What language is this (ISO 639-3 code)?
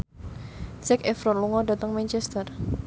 jav